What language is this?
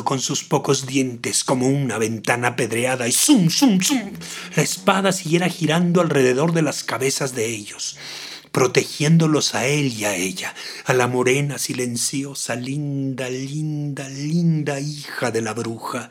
Spanish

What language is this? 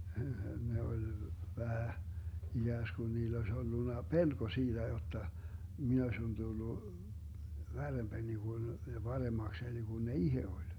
Finnish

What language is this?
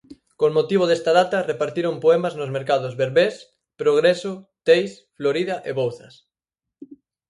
Galician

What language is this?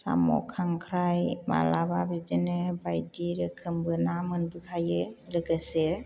Bodo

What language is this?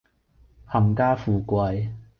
Cantonese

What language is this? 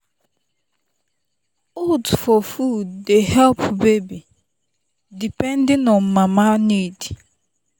Nigerian Pidgin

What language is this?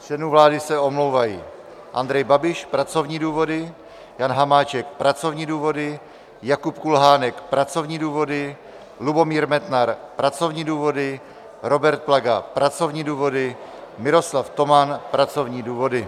Czech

